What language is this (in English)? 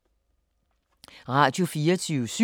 Danish